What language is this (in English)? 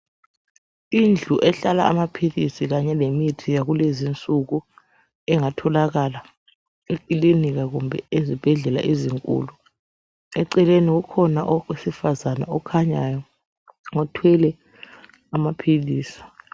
North Ndebele